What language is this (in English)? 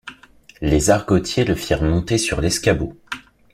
French